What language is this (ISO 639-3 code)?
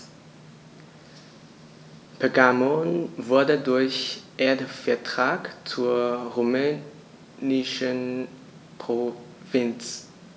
deu